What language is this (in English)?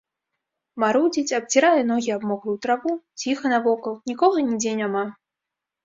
Belarusian